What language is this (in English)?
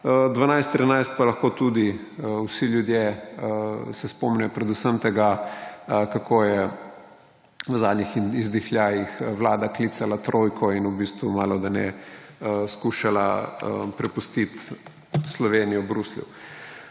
Slovenian